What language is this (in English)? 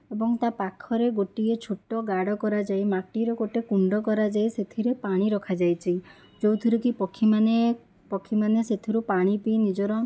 Odia